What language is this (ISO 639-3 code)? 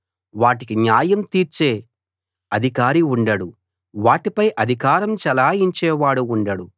tel